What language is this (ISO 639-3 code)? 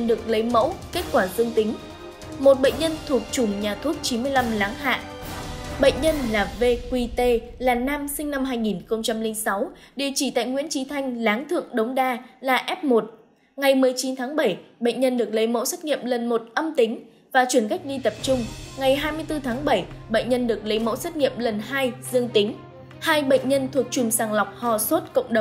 vie